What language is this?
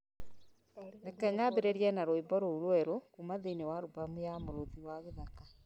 Kikuyu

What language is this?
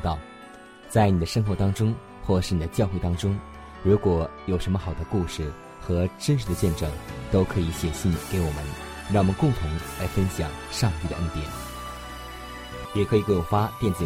Chinese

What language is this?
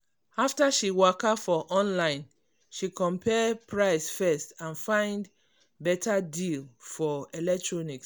Nigerian Pidgin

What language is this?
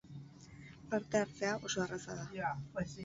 Basque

